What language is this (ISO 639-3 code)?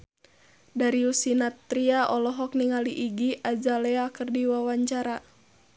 sun